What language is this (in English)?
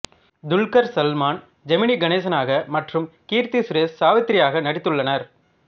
Tamil